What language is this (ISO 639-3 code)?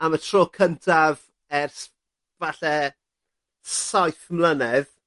cym